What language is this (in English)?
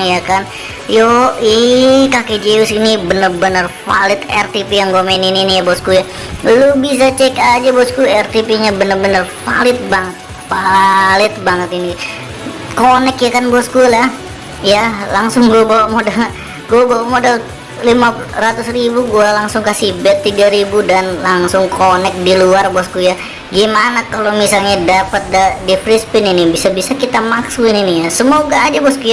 Indonesian